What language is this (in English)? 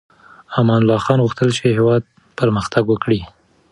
Pashto